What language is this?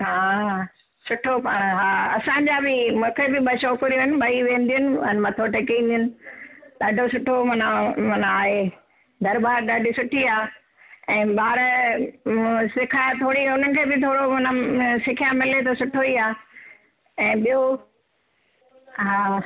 Sindhi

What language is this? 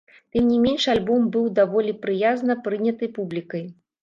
Belarusian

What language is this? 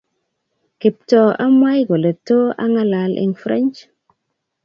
Kalenjin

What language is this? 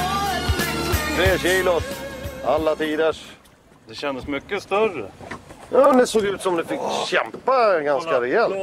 Swedish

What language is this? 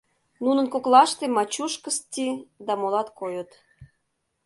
Mari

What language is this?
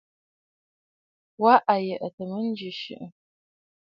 Bafut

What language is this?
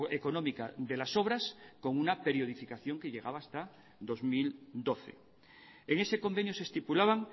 Spanish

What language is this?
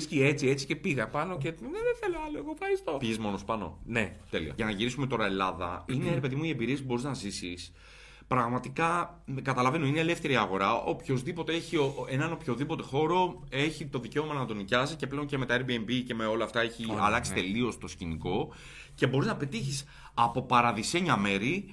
Greek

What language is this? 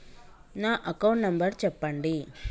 Telugu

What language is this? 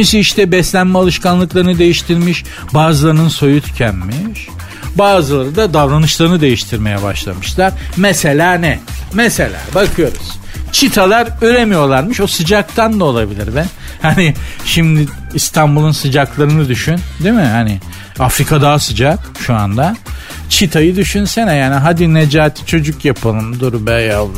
Turkish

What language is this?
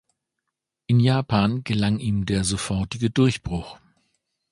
German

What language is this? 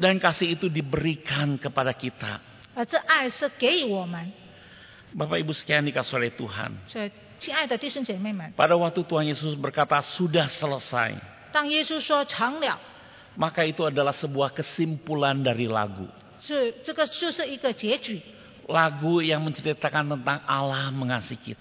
Indonesian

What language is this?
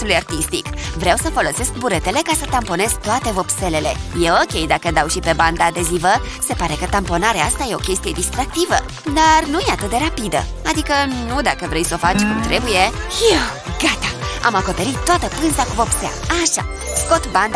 Romanian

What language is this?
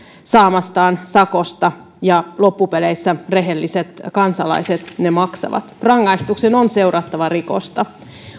Finnish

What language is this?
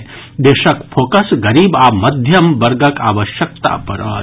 Maithili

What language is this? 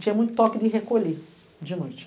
Portuguese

